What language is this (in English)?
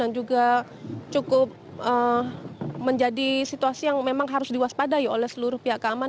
Indonesian